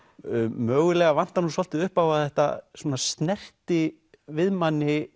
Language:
Icelandic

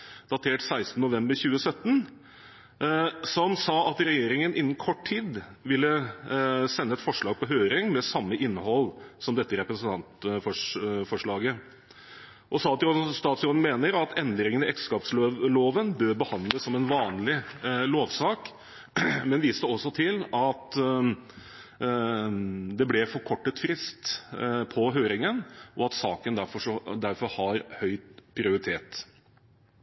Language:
Norwegian Bokmål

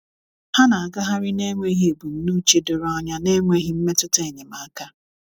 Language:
Igbo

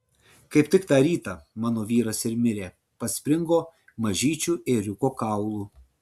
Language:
Lithuanian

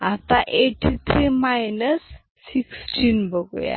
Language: Marathi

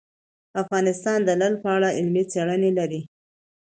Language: Pashto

